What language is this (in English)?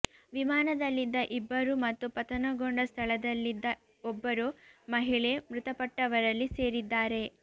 Kannada